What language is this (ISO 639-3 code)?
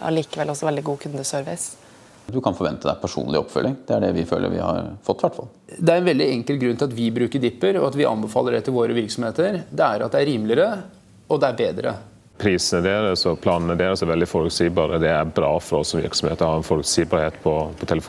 nor